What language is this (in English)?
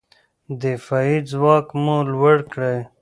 Pashto